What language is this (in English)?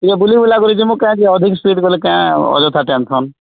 Odia